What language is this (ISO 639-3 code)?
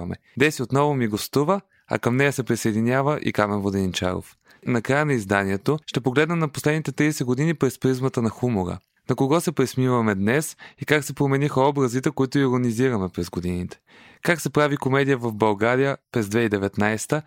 bul